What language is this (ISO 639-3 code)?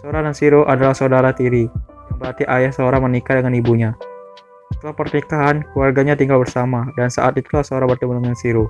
ind